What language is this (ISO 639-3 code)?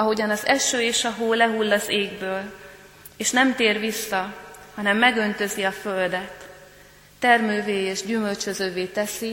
hun